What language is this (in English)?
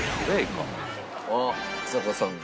Japanese